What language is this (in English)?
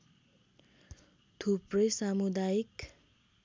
Nepali